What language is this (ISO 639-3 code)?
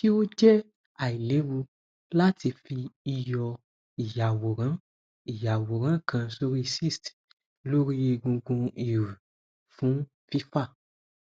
yor